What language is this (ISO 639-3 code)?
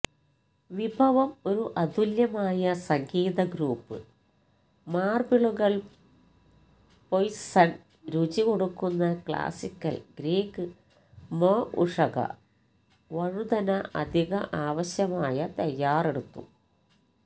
mal